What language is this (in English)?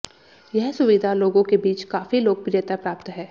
Hindi